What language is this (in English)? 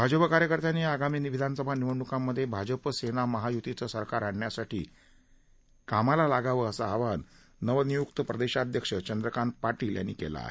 Marathi